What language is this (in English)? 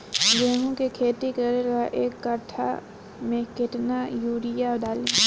Bhojpuri